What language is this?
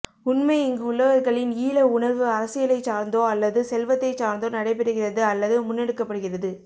Tamil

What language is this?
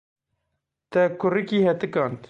Kurdish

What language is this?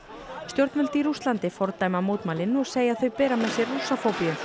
Icelandic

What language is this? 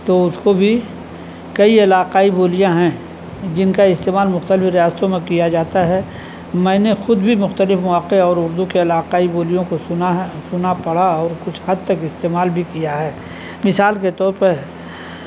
Urdu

